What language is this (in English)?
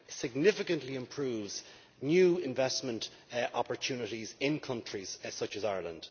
English